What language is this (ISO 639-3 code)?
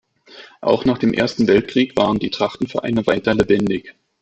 deu